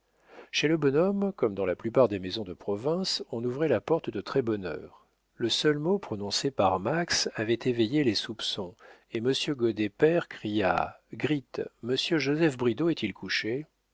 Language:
French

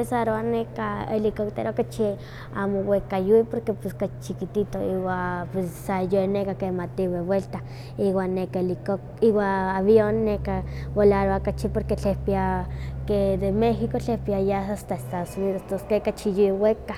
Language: Huaxcaleca Nahuatl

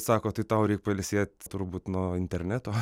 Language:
Lithuanian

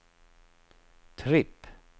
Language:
Swedish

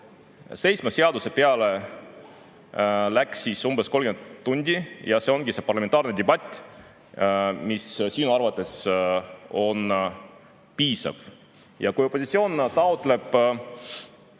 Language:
Estonian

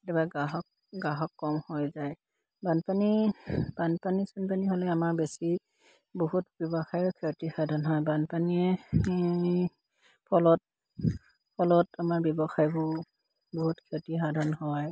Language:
Assamese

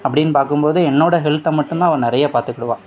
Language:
Tamil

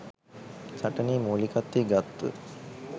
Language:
Sinhala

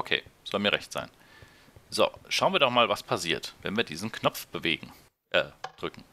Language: German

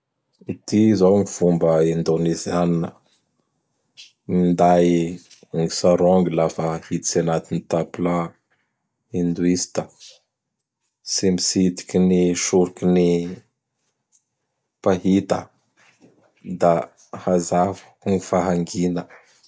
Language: Bara Malagasy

